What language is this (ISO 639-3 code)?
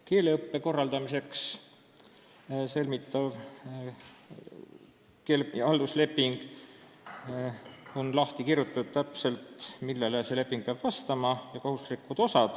est